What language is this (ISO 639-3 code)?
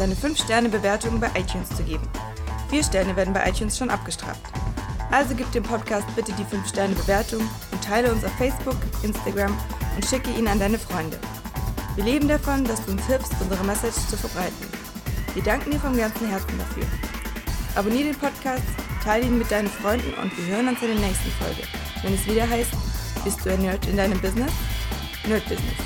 deu